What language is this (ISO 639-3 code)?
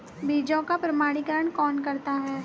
hin